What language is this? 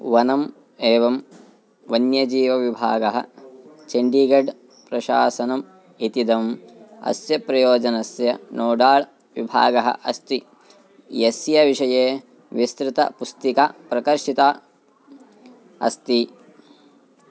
Sanskrit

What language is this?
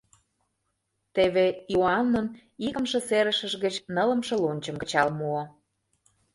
Mari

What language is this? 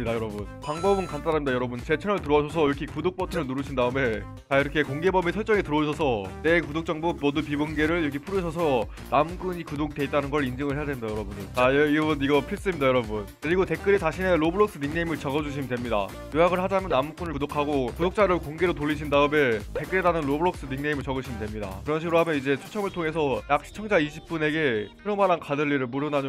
Korean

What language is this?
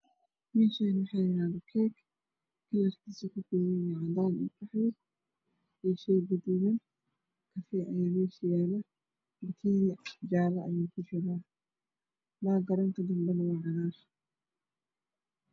Somali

